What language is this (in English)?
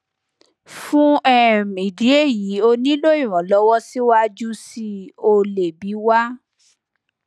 Yoruba